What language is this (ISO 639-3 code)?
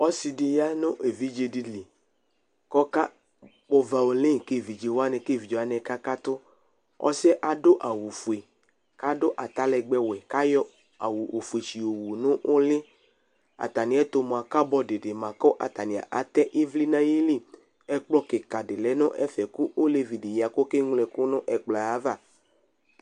kpo